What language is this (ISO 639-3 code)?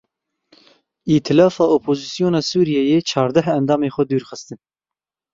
kur